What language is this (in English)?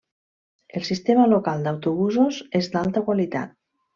Catalan